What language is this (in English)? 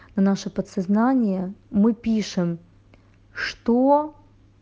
Russian